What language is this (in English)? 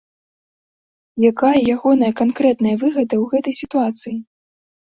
Belarusian